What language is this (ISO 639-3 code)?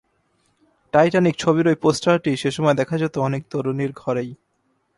ben